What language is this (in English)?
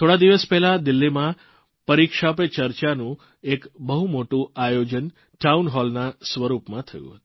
Gujarati